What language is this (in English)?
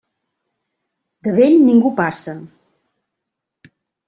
Catalan